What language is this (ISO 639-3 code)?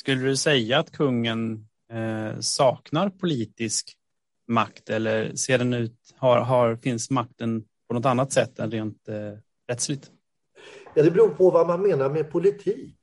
swe